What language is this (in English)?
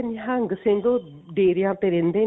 Punjabi